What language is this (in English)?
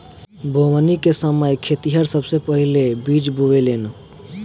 Bhojpuri